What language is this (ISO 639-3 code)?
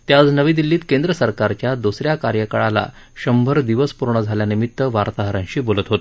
mar